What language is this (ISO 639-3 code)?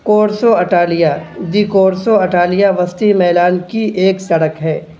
urd